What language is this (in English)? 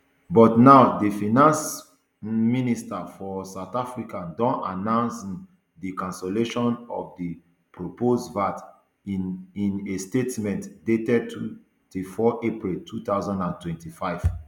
Nigerian Pidgin